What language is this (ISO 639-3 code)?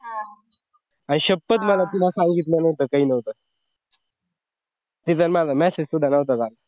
mar